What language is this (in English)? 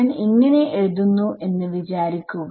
Malayalam